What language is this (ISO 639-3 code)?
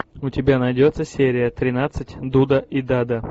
rus